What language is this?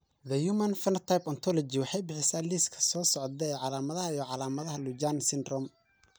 Somali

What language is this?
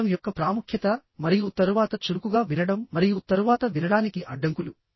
Telugu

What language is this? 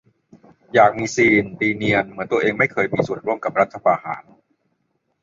Thai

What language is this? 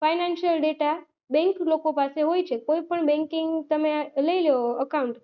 Gujarati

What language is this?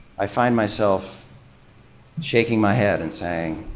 English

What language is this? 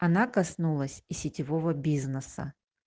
Russian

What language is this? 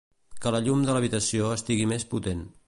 Catalan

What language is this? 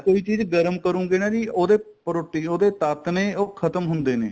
Punjabi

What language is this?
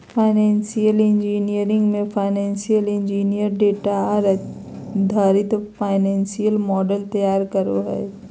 Magahi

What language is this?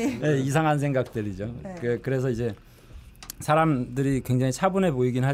Korean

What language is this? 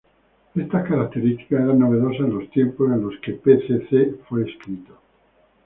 Spanish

